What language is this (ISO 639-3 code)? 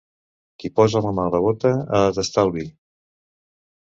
cat